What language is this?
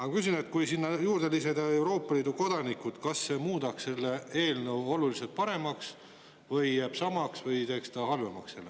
Estonian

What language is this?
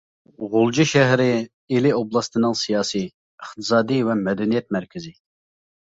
Uyghur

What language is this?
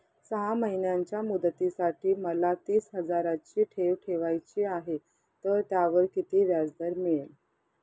Marathi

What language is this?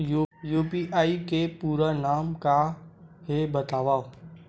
Chhattisgarhi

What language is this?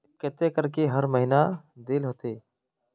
Magahi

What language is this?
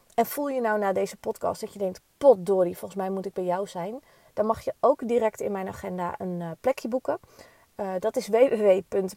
Dutch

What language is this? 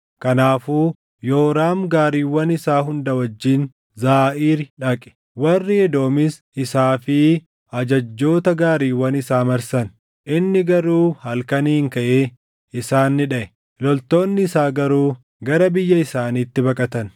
Oromo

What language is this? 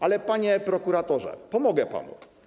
Polish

